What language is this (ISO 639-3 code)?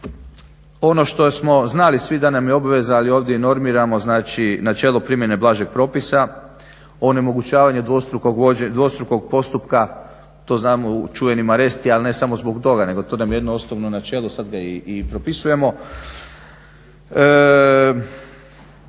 hrv